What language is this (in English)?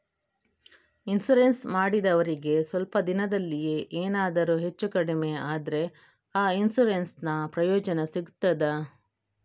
Kannada